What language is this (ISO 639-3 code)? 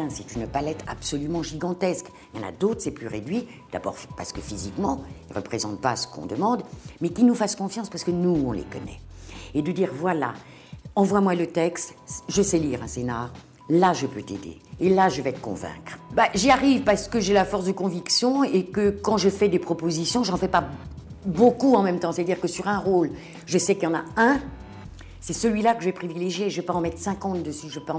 fra